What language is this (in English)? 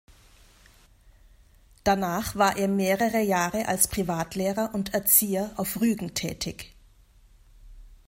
German